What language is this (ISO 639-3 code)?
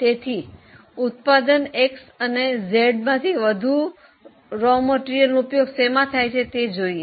guj